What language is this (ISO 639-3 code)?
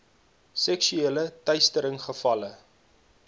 afr